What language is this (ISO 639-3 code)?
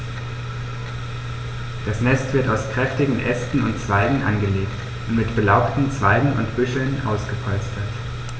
deu